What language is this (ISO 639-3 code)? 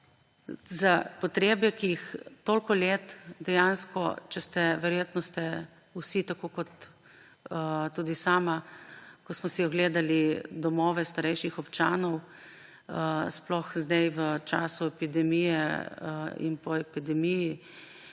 slv